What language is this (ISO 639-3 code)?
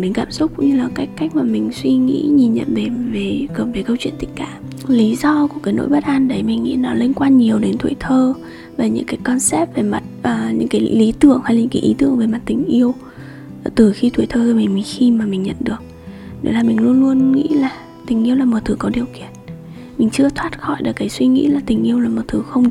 vie